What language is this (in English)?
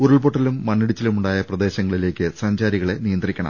Malayalam